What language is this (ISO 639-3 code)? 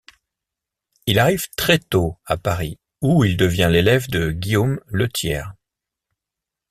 fra